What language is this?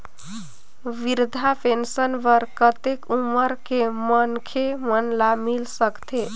Chhattisgarhi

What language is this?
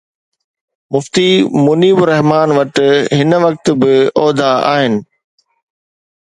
Sindhi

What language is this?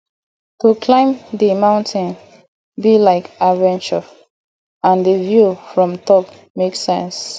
Nigerian Pidgin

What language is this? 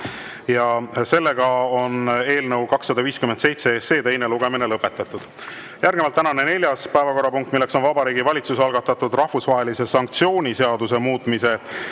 Estonian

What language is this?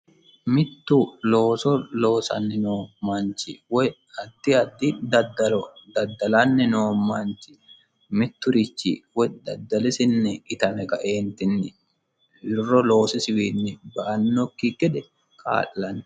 Sidamo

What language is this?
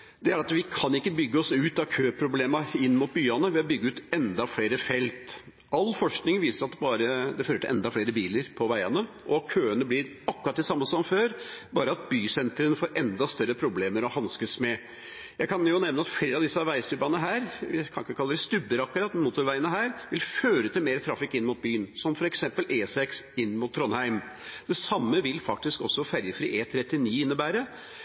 Norwegian Nynorsk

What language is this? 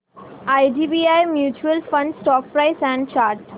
Marathi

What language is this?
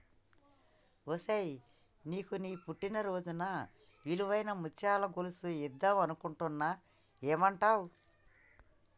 Telugu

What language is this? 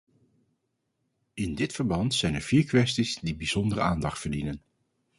Dutch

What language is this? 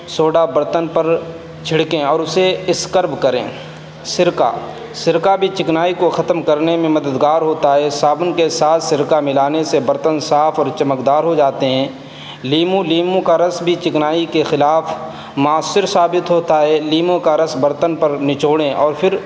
Urdu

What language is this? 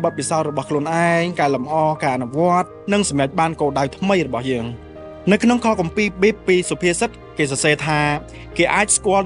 Thai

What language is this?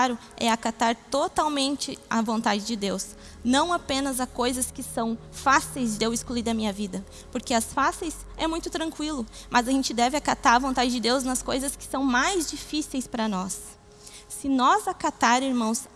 Portuguese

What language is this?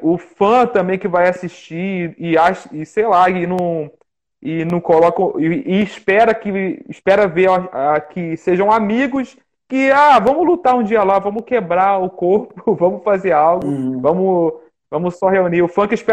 Portuguese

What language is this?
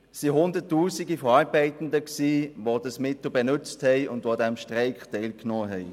Swiss German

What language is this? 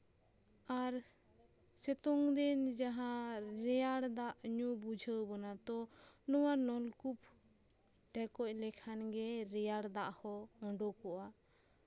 Santali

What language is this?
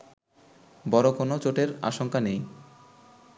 Bangla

